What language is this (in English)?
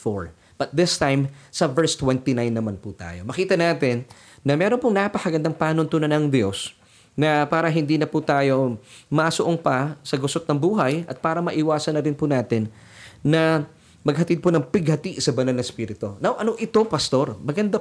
Filipino